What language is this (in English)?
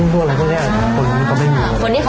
Thai